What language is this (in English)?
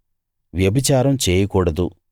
Telugu